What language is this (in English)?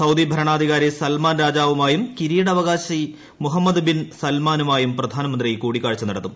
Malayalam